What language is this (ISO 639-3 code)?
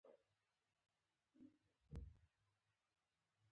pus